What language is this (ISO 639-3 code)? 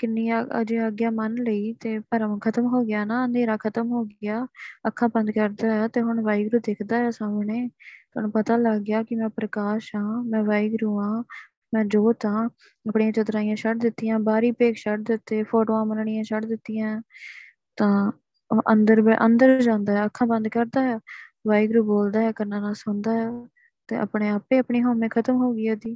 pan